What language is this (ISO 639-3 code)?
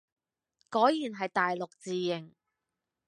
yue